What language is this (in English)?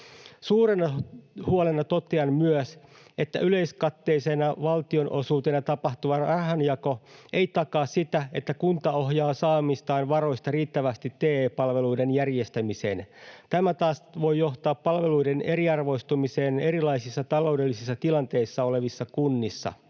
Finnish